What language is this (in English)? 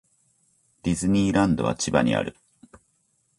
Japanese